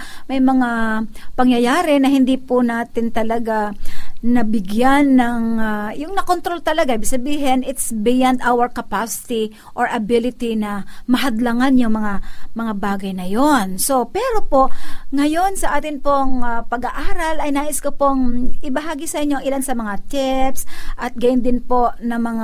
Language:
Filipino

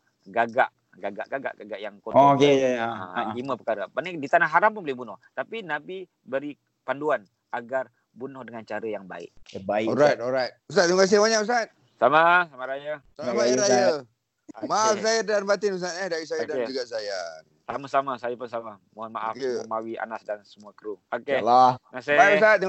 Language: Malay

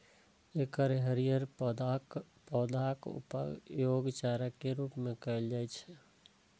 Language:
Maithili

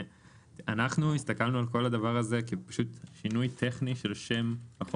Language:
Hebrew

